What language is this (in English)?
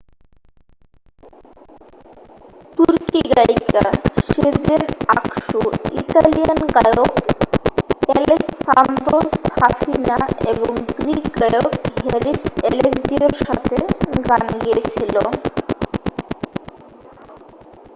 Bangla